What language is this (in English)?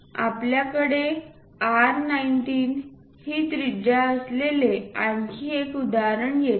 Marathi